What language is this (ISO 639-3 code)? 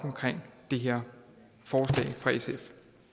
dan